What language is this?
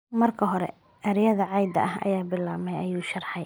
Somali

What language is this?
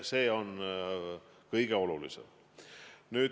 Estonian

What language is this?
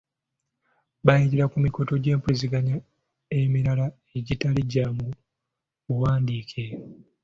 Ganda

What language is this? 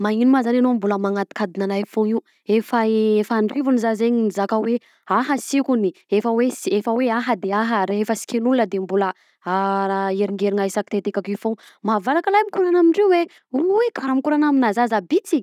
Southern Betsimisaraka Malagasy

